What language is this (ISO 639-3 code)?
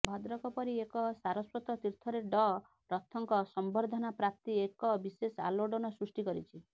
ori